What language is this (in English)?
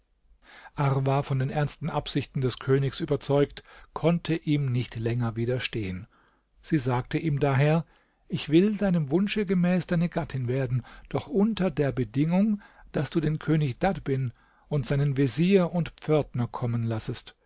German